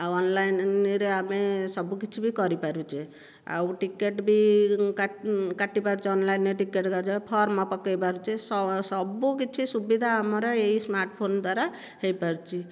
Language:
Odia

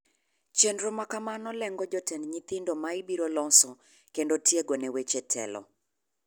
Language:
Luo (Kenya and Tanzania)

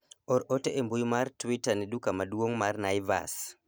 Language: Luo (Kenya and Tanzania)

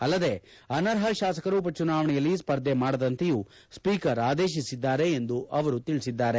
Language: Kannada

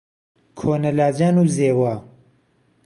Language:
Central Kurdish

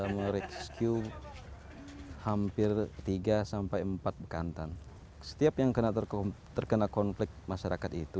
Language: Indonesian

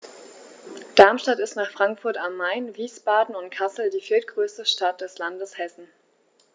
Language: German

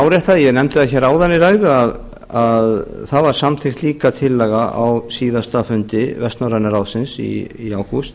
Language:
Icelandic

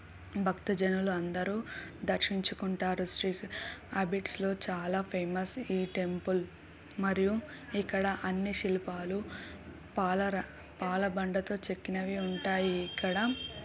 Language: Telugu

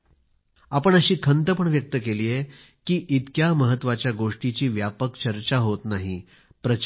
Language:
Marathi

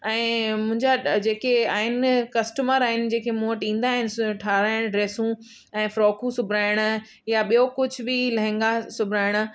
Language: Sindhi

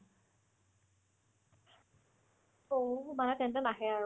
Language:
Assamese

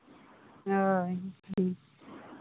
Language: Santali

